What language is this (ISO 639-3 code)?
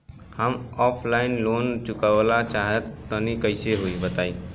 bho